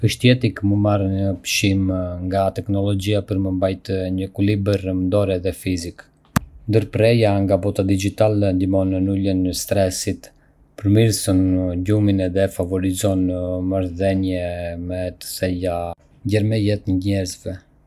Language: Arbëreshë Albanian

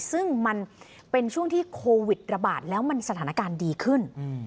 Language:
Thai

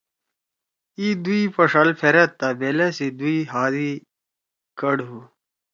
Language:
Torwali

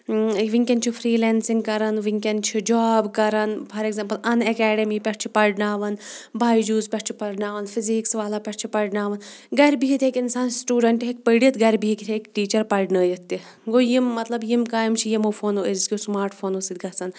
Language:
Kashmiri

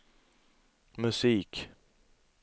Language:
Swedish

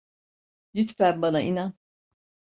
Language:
Turkish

